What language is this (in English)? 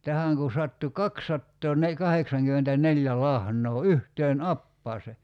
Finnish